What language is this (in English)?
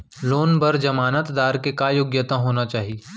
Chhattisgarhi